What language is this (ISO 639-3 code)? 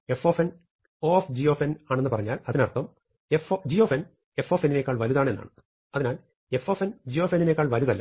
mal